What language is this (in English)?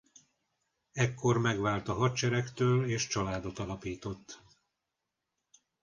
Hungarian